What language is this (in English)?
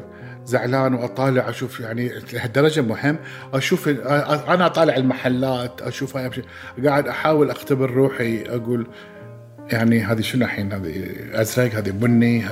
Arabic